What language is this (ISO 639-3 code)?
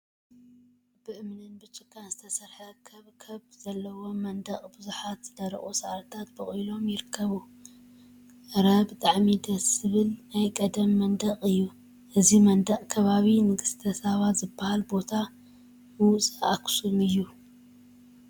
tir